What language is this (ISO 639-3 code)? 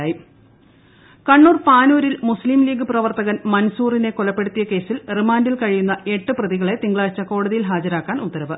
mal